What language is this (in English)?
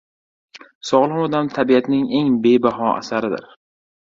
Uzbek